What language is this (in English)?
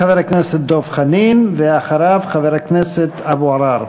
Hebrew